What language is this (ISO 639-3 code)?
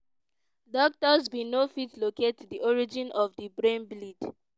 pcm